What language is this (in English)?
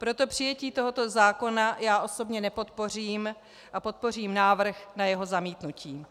Czech